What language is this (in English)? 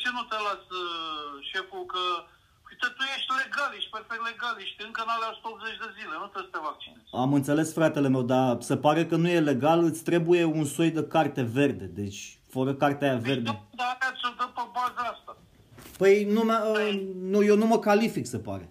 Romanian